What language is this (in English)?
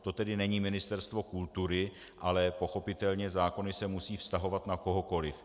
Czech